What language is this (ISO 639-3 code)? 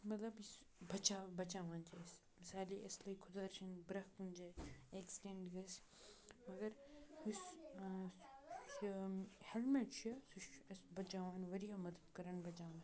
kas